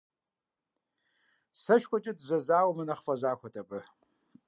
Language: Kabardian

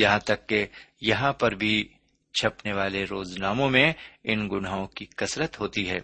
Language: Urdu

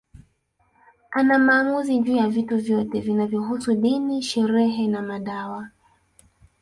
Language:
Swahili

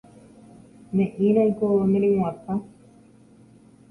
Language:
Guarani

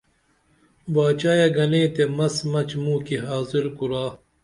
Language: Dameli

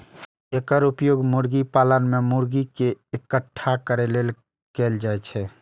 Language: Maithili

